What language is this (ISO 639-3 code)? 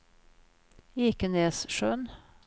swe